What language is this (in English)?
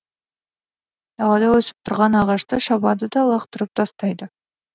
Kazakh